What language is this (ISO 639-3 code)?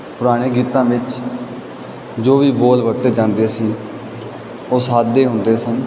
pan